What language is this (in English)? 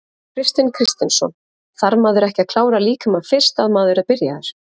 Icelandic